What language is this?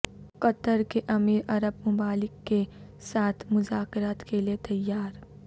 Urdu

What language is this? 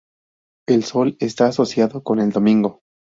Spanish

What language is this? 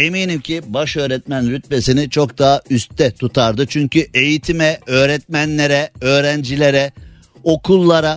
Turkish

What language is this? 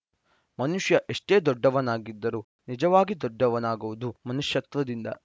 Kannada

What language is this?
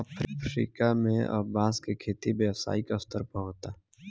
Bhojpuri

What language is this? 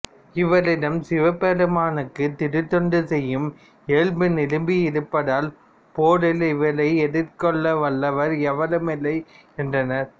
Tamil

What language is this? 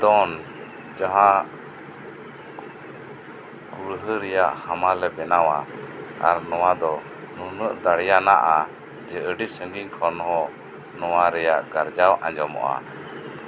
Santali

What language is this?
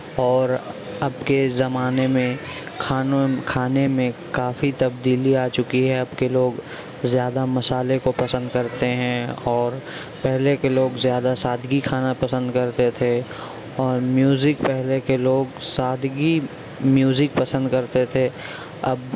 Urdu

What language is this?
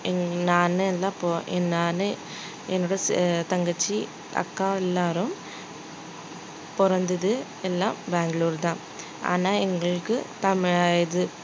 Tamil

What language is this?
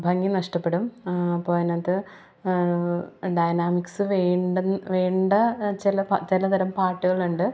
Malayalam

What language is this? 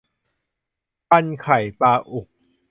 Thai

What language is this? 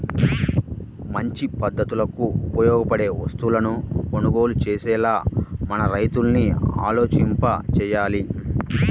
Telugu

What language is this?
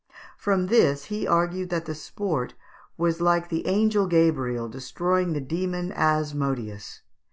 English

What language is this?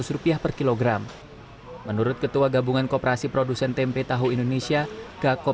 Indonesian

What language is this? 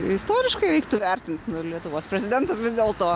Lithuanian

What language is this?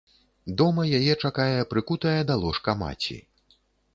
Belarusian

